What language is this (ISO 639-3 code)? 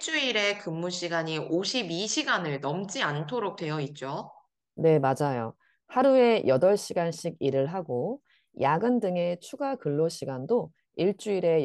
kor